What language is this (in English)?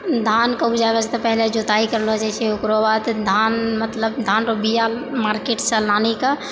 Maithili